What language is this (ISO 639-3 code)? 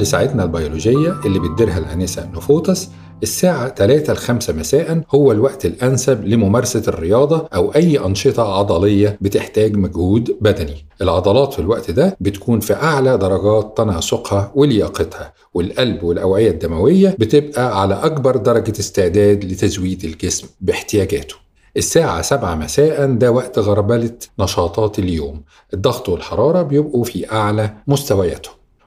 ara